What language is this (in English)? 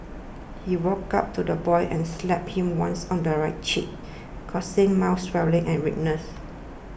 English